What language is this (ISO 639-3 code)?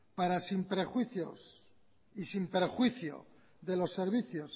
spa